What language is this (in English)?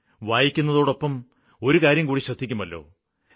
Malayalam